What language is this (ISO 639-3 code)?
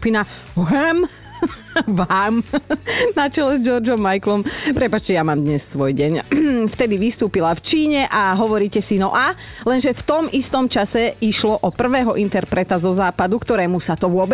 slk